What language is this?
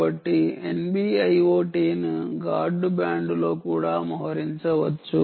Telugu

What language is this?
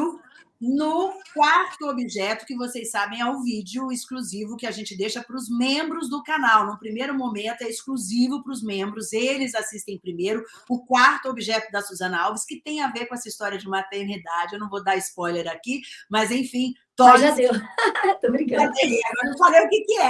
Portuguese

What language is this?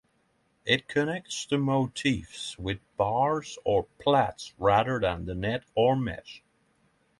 English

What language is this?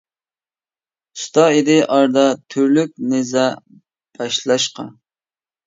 Uyghur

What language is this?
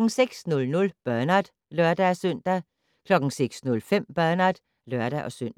Danish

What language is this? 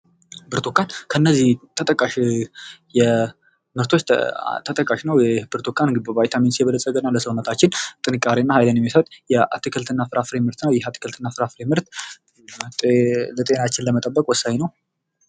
Amharic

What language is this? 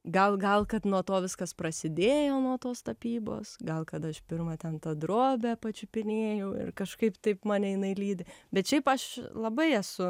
Lithuanian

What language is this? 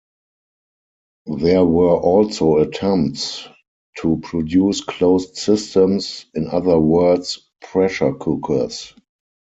English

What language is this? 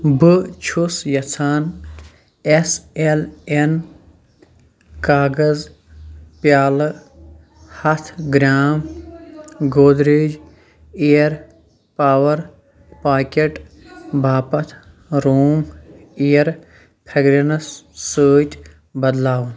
Kashmiri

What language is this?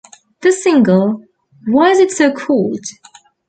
English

